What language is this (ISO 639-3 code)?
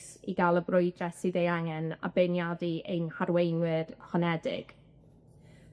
cym